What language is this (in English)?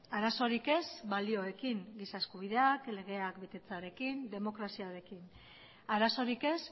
Basque